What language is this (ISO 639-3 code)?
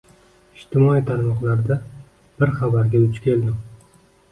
uzb